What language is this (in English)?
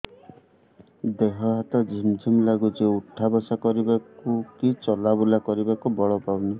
Odia